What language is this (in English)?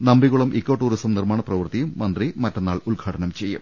Malayalam